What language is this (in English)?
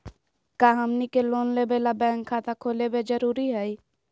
Magahi